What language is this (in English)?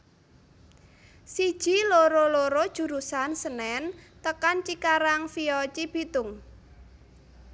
Javanese